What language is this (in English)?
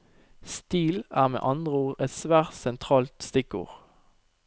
Norwegian